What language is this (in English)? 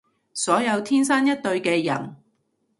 Cantonese